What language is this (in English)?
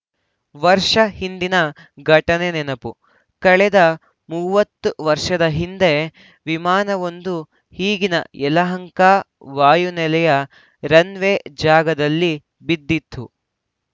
Kannada